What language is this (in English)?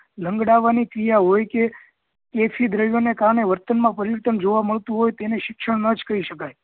Gujarati